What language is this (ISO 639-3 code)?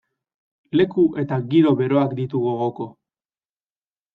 eus